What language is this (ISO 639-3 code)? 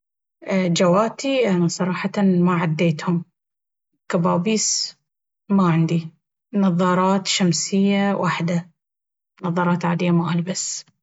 abv